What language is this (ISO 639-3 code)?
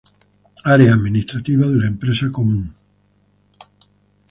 spa